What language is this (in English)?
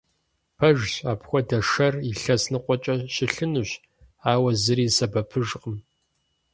Kabardian